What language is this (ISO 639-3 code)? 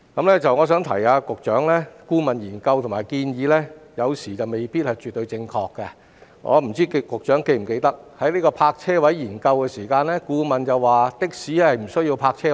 yue